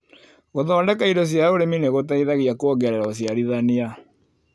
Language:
Kikuyu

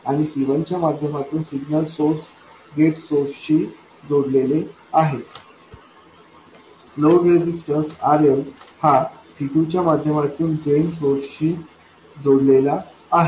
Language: Marathi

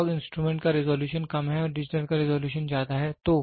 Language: Hindi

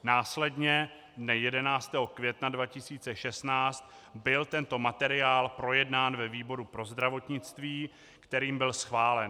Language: Czech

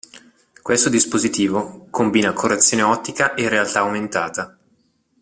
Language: Italian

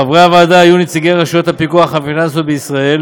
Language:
Hebrew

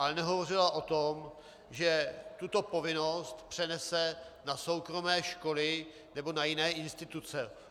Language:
Czech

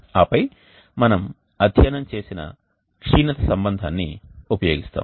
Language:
Telugu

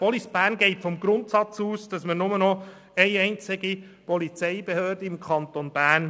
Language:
Swiss German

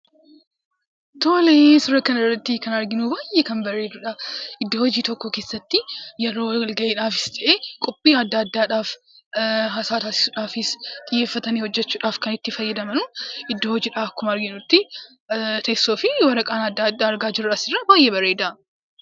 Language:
Oromo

